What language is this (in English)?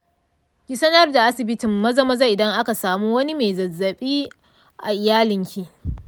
Hausa